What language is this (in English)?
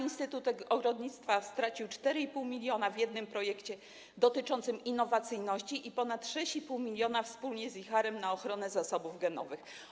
Polish